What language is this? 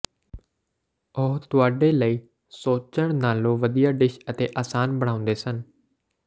Punjabi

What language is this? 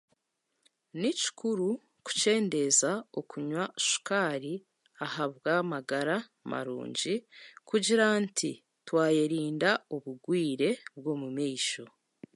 Chiga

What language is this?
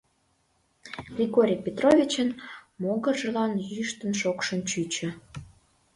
Mari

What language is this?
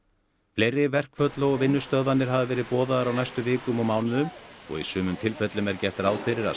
Icelandic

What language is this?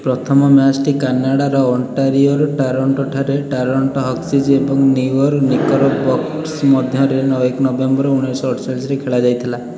Odia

